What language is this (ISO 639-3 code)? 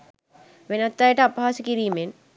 sin